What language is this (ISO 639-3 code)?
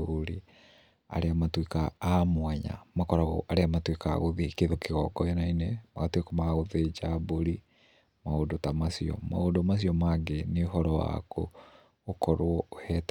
kik